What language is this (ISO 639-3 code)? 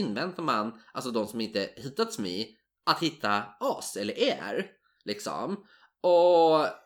swe